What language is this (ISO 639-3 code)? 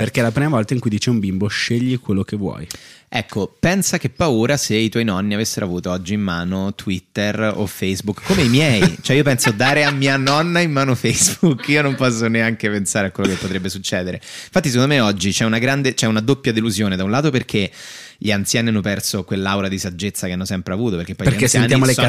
ita